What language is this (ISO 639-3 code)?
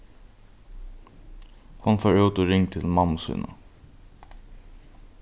fao